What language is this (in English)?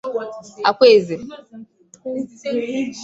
Igbo